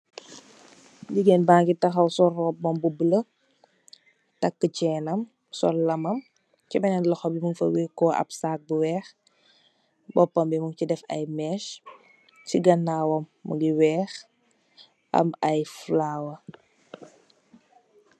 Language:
Wolof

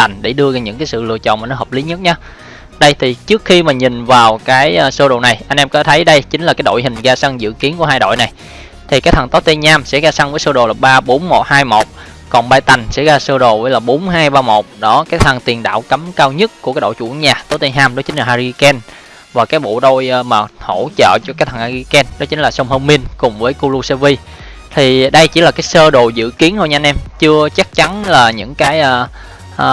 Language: Vietnamese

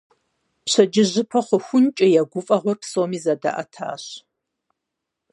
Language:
Kabardian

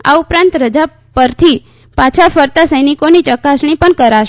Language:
Gujarati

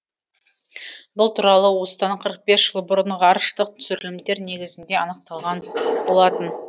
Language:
Kazakh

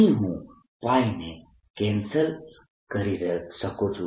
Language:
Gujarati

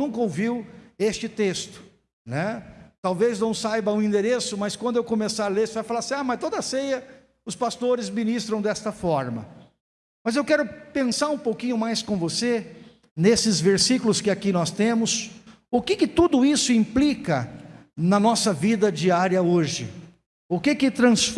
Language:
Portuguese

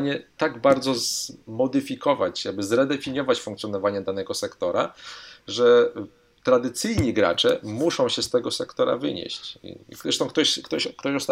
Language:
Polish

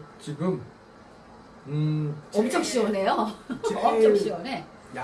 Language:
Korean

